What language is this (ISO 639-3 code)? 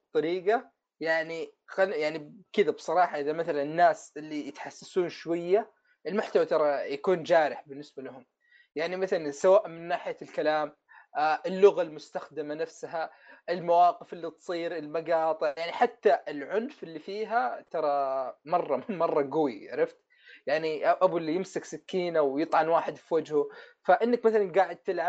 ara